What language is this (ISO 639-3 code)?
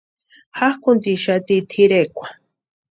pua